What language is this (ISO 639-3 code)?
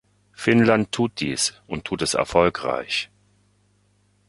deu